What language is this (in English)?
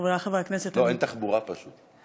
Hebrew